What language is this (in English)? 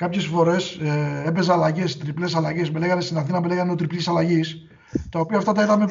Greek